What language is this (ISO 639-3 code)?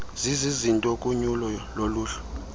xho